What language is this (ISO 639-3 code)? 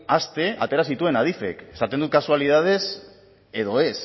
eus